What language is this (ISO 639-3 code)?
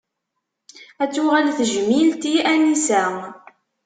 kab